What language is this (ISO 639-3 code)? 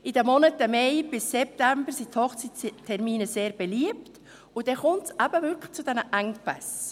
gsw